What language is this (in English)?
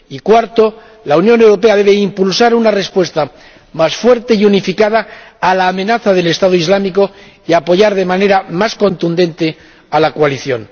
Spanish